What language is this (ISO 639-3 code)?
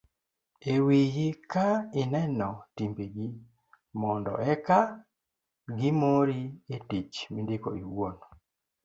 luo